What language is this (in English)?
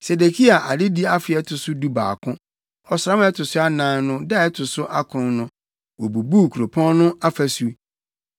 Akan